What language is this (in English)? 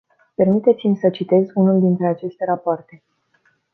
Romanian